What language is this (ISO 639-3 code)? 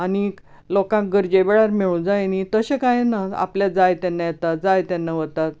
kok